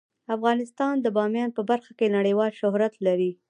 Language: Pashto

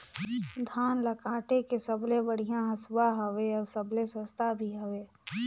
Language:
Chhattisgarhi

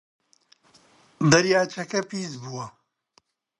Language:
Central Kurdish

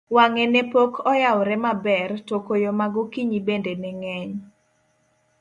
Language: Luo (Kenya and Tanzania)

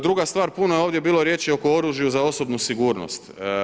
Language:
Croatian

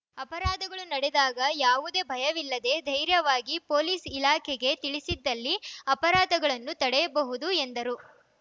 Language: Kannada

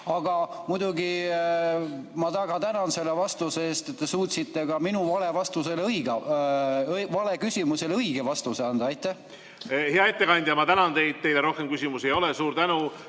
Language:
Estonian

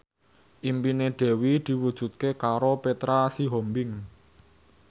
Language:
Javanese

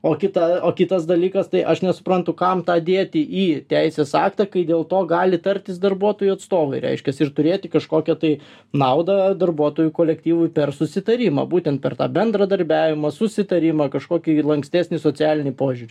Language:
Lithuanian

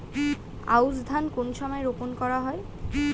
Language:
Bangla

